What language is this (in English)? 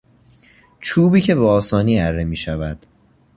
Persian